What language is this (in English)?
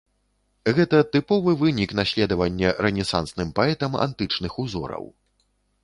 Belarusian